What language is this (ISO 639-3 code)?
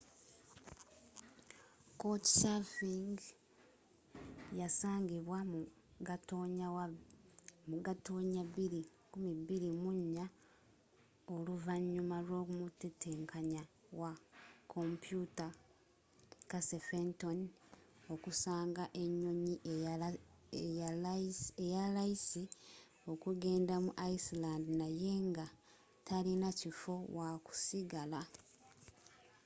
lug